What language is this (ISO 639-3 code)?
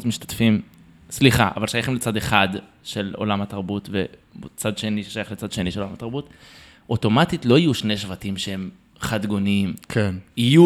heb